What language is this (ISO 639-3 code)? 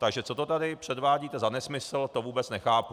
ces